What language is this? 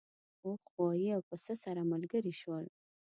Pashto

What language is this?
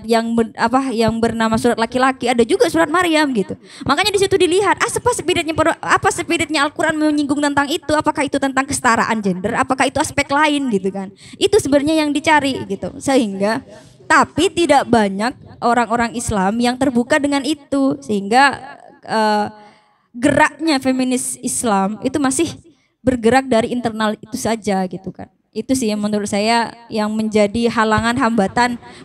Indonesian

